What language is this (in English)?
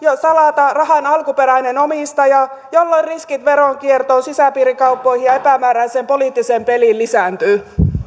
Finnish